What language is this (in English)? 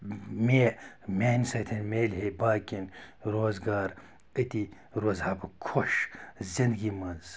Kashmiri